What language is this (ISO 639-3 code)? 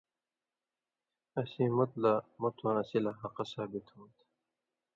mvy